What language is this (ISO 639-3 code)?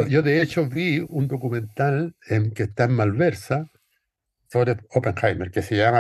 spa